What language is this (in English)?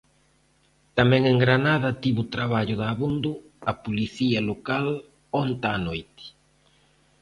Galician